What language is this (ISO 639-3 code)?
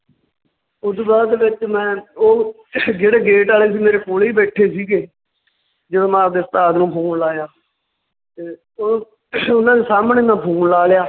pan